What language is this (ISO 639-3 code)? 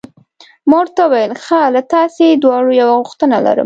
pus